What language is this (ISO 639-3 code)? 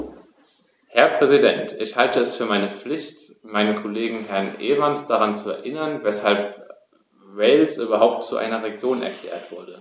deu